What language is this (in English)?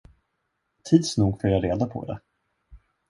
Swedish